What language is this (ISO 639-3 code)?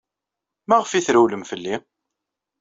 kab